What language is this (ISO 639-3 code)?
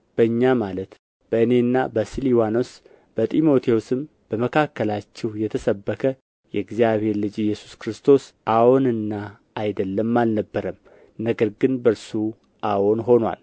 amh